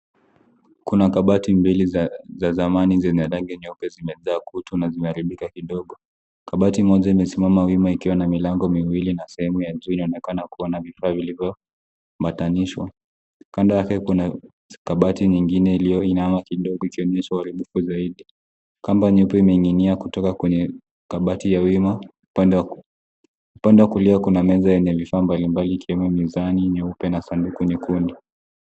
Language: Swahili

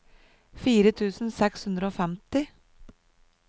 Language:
Norwegian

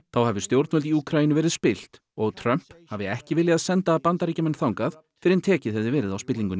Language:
Icelandic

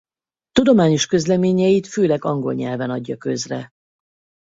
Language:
Hungarian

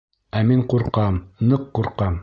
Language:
Bashkir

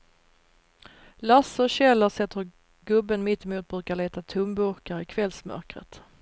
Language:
Swedish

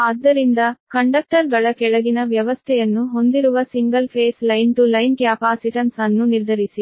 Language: Kannada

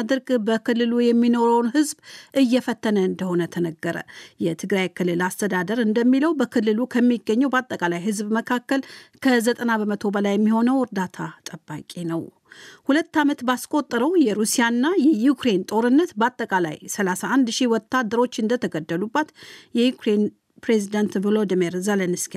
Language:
Amharic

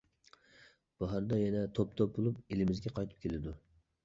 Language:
Uyghur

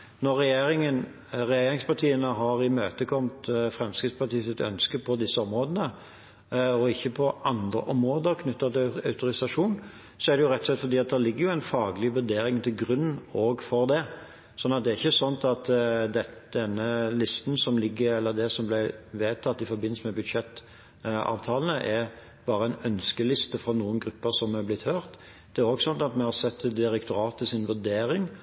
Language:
Norwegian Bokmål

